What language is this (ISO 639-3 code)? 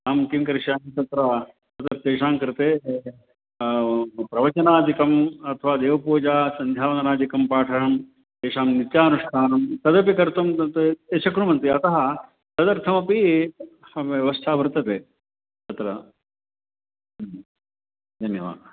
san